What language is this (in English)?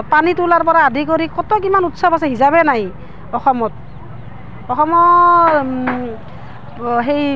Assamese